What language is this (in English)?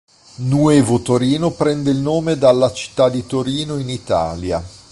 Italian